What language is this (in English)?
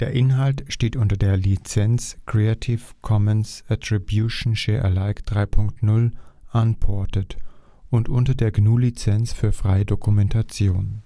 German